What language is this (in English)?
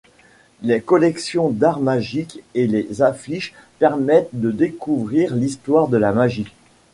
French